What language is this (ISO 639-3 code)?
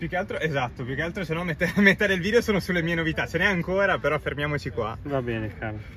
ita